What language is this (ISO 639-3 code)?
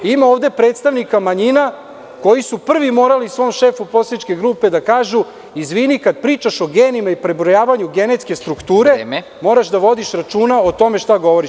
srp